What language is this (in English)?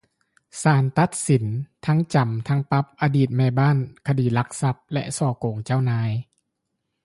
Lao